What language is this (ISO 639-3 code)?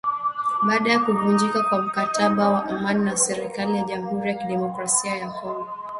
swa